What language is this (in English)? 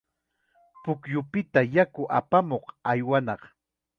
Chiquián Ancash Quechua